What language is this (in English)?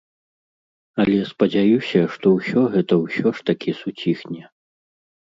Belarusian